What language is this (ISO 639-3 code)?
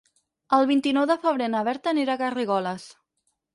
cat